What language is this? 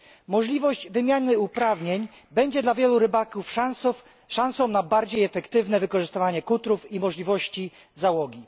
Polish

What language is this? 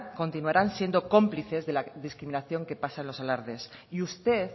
Spanish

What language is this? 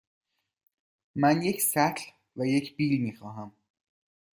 Persian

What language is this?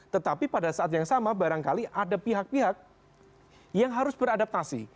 Indonesian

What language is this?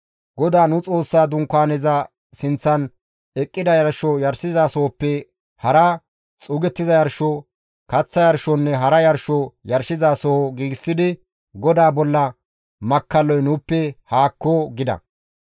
Gamo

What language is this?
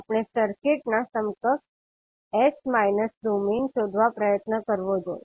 Gujarati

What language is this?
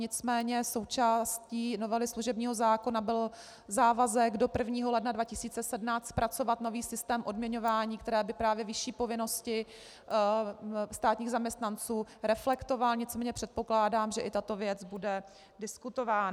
Czech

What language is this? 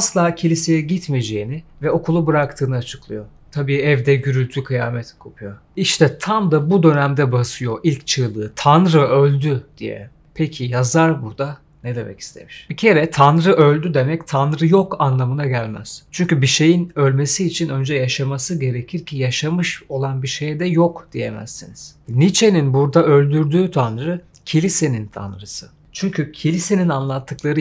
Turkish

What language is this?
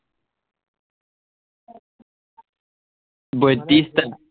Assamese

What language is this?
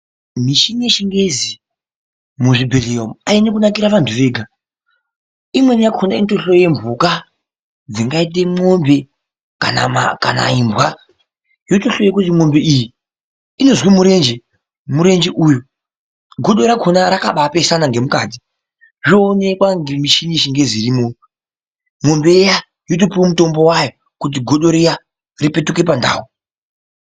Ndau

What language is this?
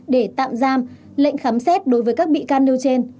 Vietnamese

